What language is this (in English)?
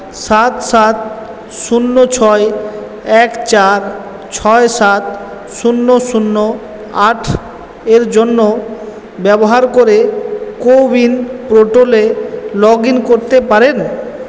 Bangla